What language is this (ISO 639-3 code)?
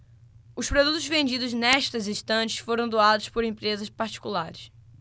por